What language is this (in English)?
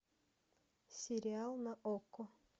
Russian